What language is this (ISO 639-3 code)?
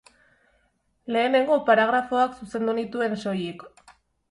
eus